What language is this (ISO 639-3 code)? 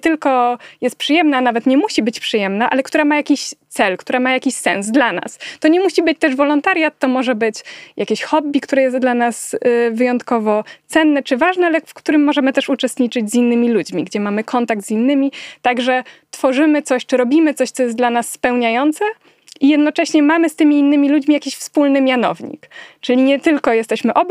pol